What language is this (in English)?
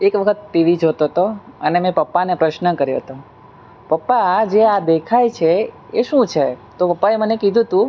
Gujarati